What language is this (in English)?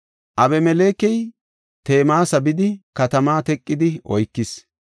Gofa